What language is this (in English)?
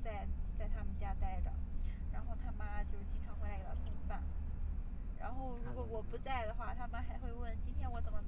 Chinese